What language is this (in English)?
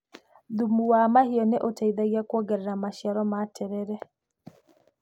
Kikuyu